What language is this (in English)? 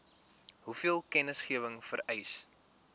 Afrikaans